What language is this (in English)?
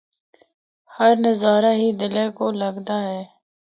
Northern Hindko